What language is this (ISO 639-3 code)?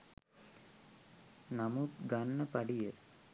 sin